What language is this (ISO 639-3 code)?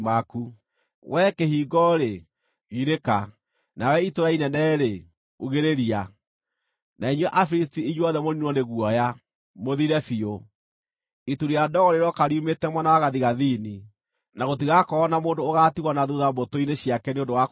kik